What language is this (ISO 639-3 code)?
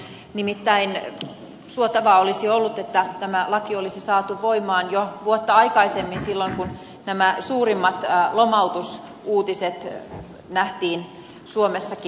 fin